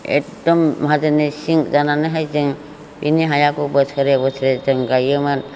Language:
Bodo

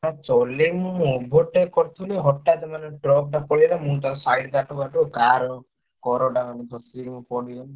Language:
Odia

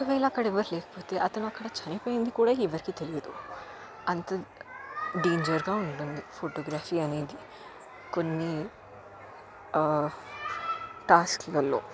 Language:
Telugu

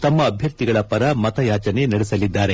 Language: Kannada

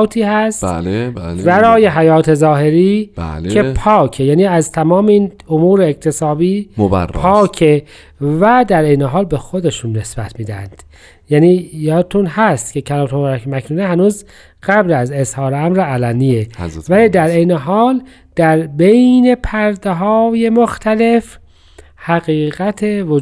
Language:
Persian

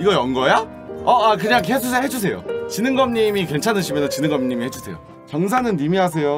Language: Korean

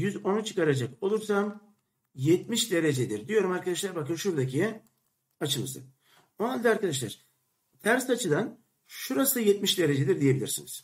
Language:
Turkish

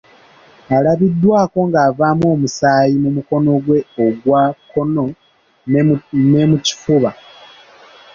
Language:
Ganda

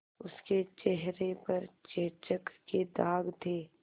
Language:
Hindi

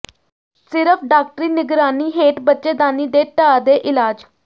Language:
Punjabi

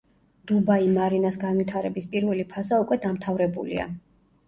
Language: Georgian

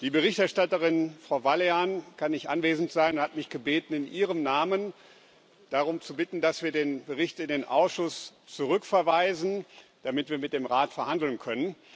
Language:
German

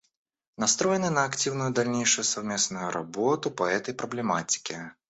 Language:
Russian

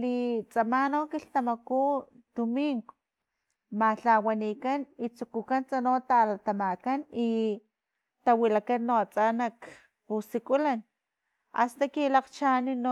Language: Filomena Mata-Coahuitlán Totonac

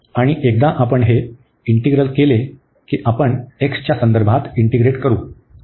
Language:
Marathi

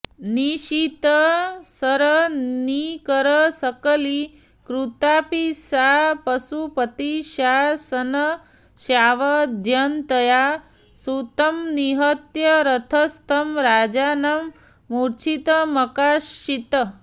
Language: Sanskrit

